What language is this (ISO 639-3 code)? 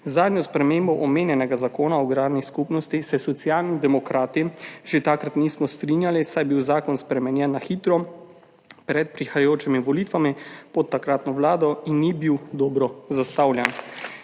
slv